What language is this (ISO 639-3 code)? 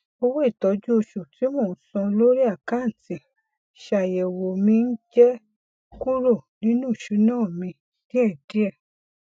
yor